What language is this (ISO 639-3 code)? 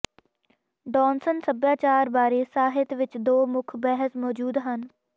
pan